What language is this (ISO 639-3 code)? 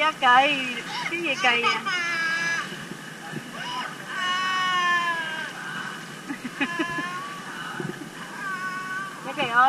vie